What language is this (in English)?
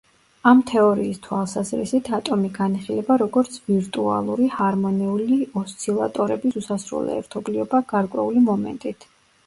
Georgian